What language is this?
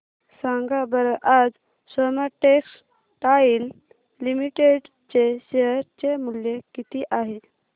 Marathi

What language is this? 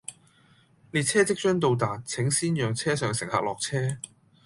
Cantonese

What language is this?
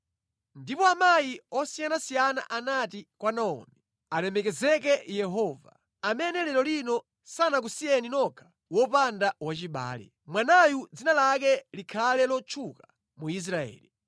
Nyanja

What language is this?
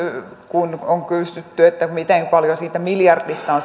Finnish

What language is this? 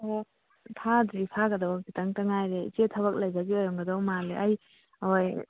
Manipuri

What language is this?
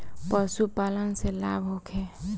Bhojpuri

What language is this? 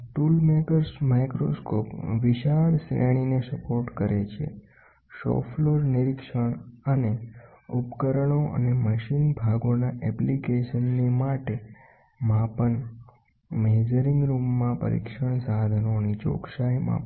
Gujarati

